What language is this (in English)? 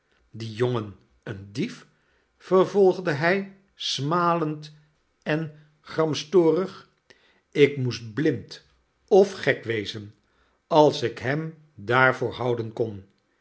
Dutch